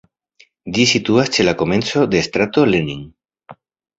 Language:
Esperanto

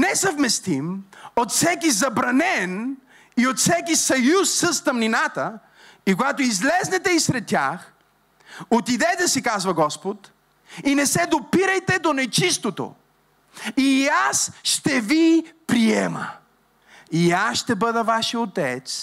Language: Bulgarian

